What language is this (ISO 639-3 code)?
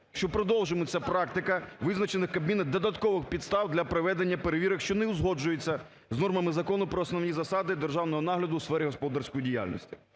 ukr